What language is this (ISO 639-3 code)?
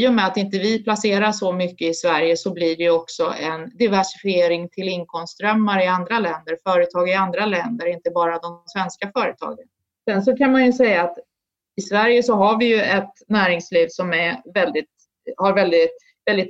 swe